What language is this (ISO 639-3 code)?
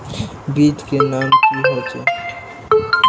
mag